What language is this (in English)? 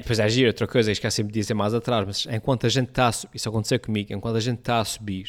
Portuguese